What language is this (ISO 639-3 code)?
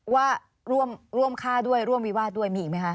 tha